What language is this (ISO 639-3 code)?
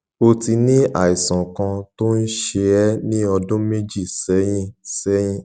yor